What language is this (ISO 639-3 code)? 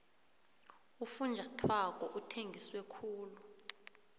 nbl